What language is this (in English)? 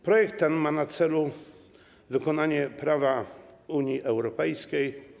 Polish